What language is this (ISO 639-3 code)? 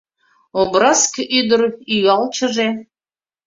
chm